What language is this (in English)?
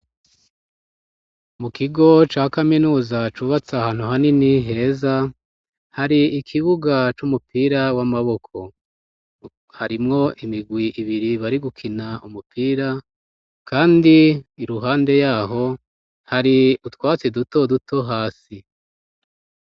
Rundi